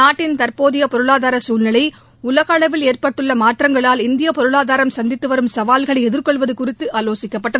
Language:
Tamil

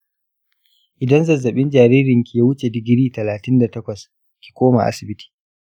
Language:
Hausa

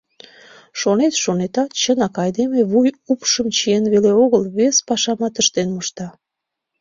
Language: Mari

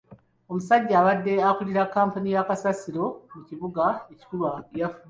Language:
Ganda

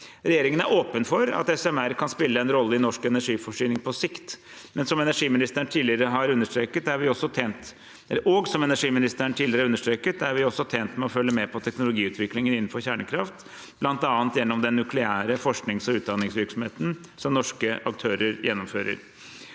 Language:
Norwegian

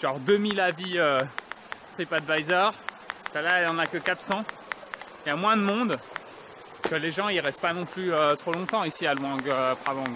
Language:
French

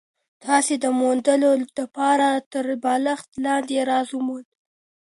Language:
Pashto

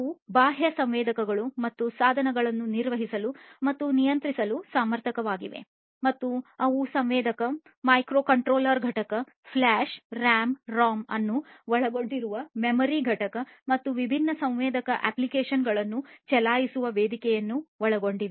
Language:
Kannada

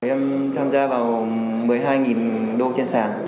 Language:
Vietnamese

